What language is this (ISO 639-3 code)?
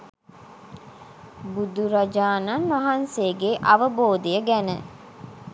sin